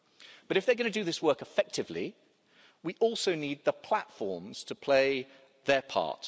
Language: English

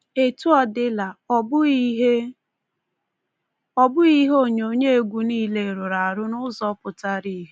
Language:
Igbo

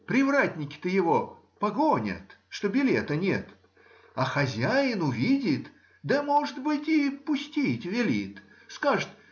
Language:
Russian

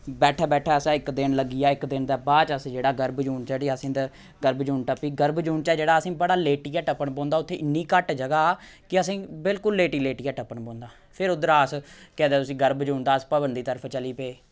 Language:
Dogri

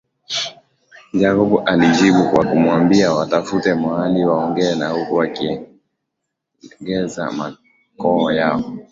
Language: Swahili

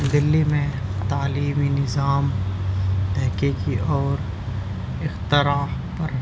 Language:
Urdu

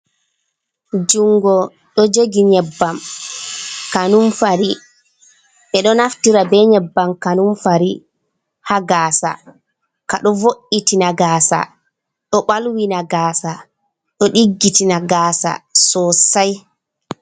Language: Fula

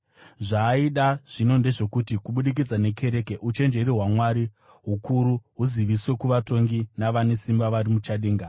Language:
Shona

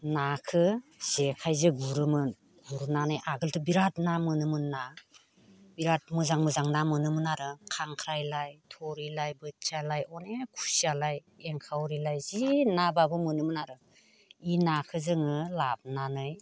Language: Bodo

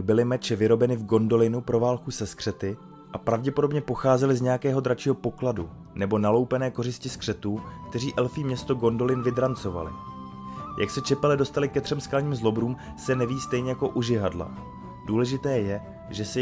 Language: Czech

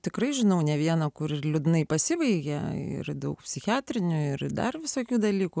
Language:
Lithuanian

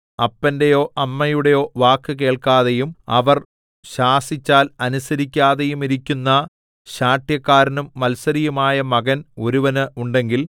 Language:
Malayalam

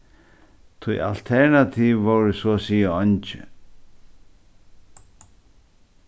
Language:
Faroese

